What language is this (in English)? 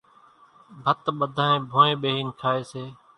Kachi Koli